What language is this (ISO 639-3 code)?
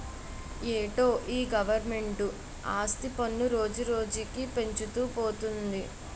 tel